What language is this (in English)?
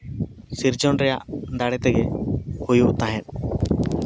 Santali